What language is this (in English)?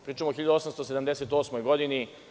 Serbian